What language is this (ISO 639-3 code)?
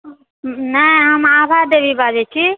mai